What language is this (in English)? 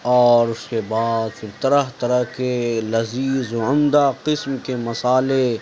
Urdu